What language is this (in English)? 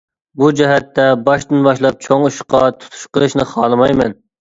Uyghur